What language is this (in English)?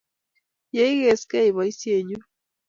Kalenjin